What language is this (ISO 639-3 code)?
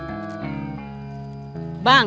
ind